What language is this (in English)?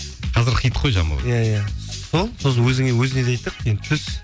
Kazakh